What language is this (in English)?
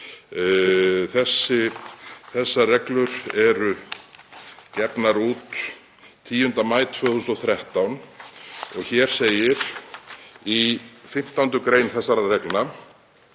Icelandic